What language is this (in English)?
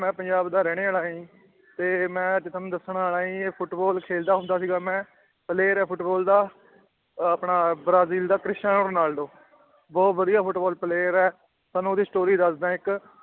Punjabi